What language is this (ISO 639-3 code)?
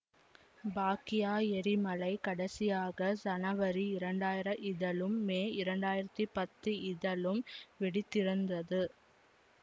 tam